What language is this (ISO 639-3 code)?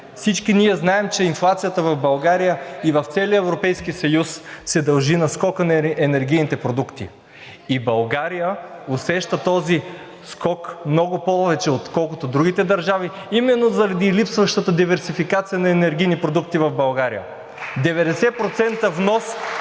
bul